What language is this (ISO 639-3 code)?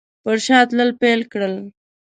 pus